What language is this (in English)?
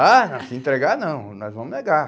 Portuguese